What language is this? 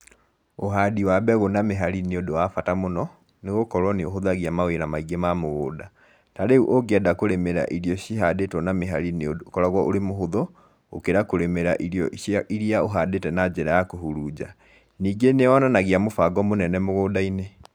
Kikuyu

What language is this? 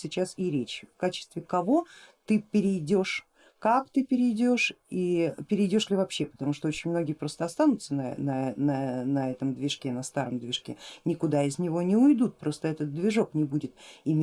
Russian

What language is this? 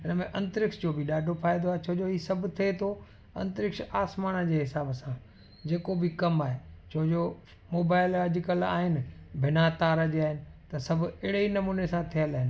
Sindhi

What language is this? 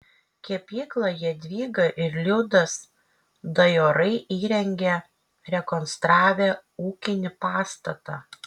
Lithuanian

